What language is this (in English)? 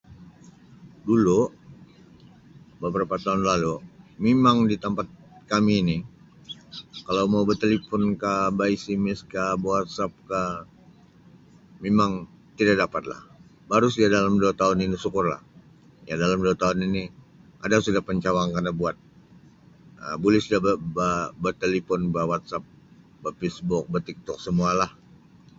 Sabah Malay